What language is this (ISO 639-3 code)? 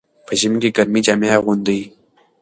pus